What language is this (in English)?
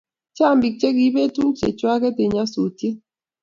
Kalenjin